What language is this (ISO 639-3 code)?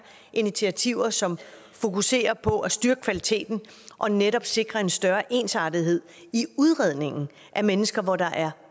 dan